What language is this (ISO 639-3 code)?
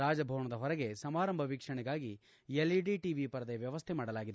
kan